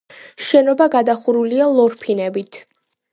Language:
Georgian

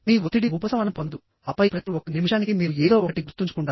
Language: Telugu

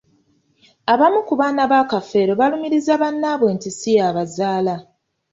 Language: Ganda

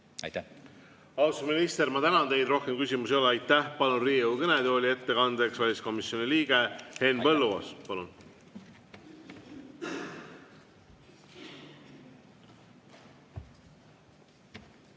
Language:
Estonian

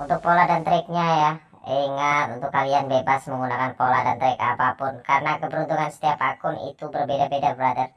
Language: Indonesian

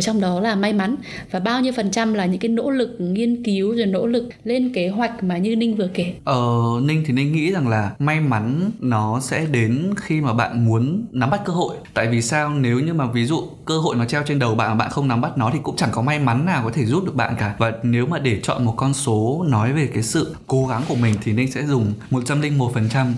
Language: Vietnamese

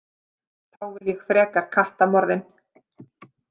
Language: Icelandic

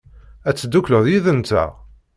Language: Kabyle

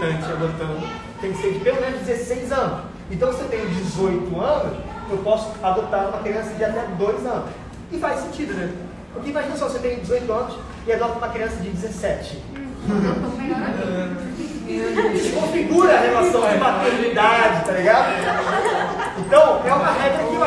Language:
Portuguese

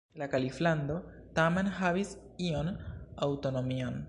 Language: Esperanto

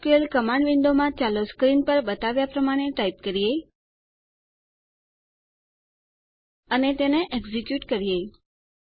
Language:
Gujarati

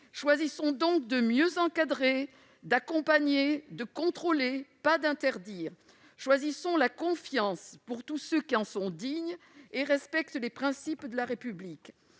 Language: French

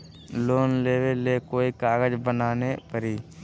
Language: Magahi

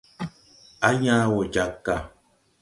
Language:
Tupuri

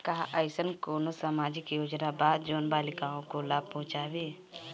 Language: Bhojpuri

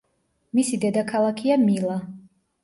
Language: Georgian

